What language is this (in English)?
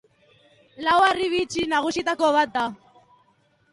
Basque